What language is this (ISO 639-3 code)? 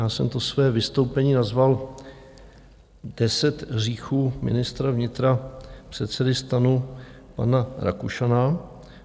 ces